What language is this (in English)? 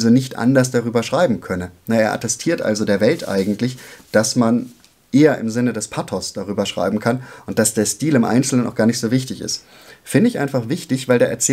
German